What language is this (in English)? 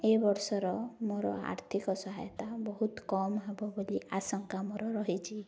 Odia